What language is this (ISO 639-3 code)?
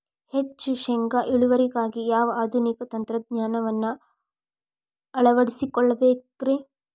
kan